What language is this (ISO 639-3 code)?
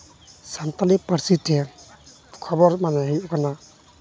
sat